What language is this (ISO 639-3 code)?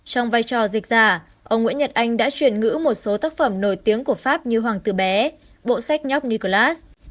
vie